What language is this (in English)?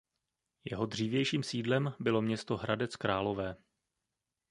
Czech